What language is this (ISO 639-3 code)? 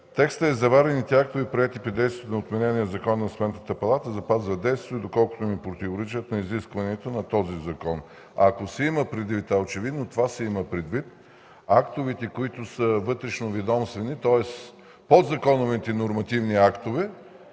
bul